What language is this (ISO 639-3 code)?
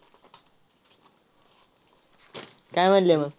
mar